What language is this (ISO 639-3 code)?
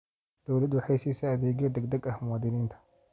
som